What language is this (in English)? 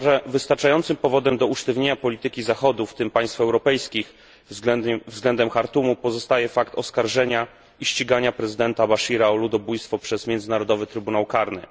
Polish